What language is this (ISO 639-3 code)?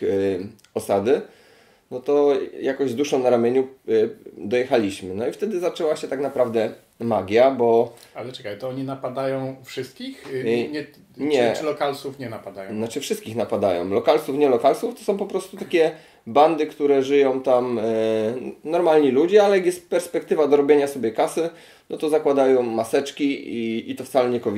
pol